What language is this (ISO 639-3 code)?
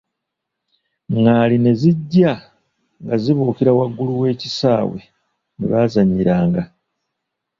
lug